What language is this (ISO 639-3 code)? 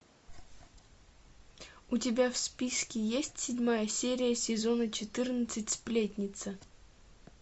rus